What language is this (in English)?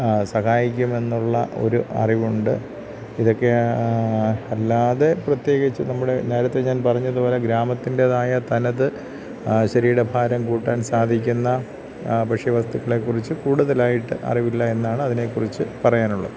Malayalam